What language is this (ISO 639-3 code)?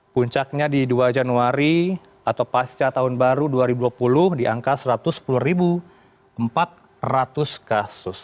ind